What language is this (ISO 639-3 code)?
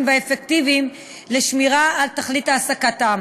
heb